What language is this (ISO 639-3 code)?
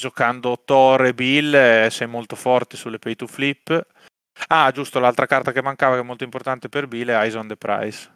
ita